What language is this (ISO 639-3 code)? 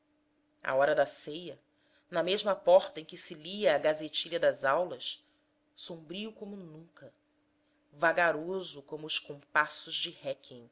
por